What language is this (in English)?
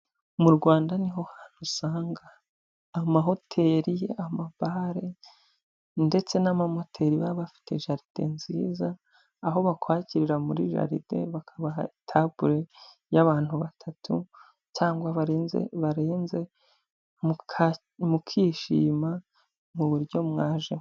Kinyarwanda